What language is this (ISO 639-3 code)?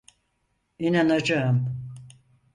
tur